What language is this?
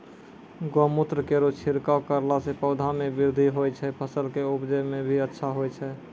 Maithili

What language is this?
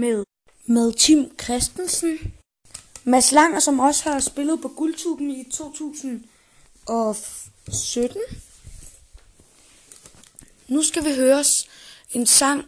Danish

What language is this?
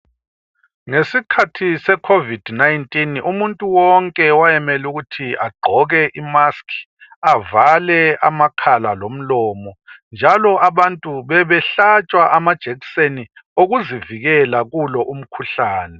North Ndebele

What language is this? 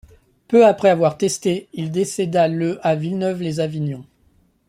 French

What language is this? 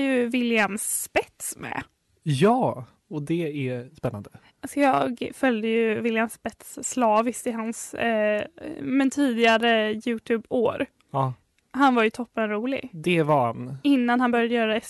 Swedish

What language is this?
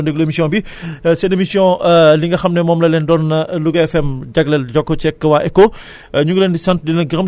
Wolof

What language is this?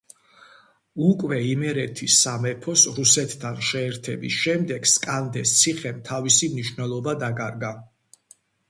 Georgian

